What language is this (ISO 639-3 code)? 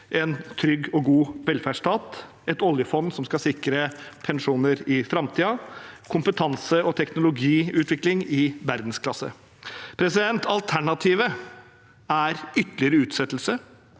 nor